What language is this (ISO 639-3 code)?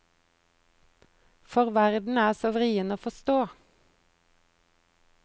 nor